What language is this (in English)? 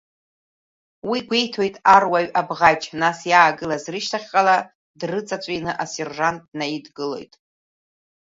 Abkhazian